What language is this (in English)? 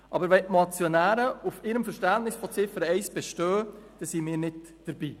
Swiss German